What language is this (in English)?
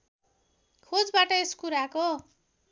Nepali